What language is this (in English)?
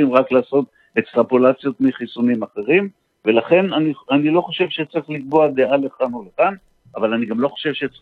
Hebrew